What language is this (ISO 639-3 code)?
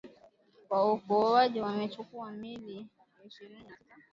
swa